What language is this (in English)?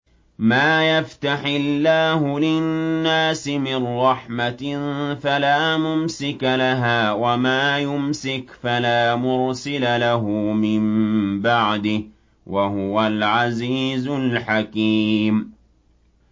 Arabic